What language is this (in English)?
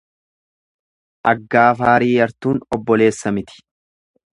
Oromo